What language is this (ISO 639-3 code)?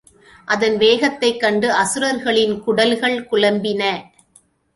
tam